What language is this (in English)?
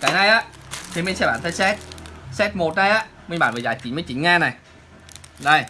Vietnamese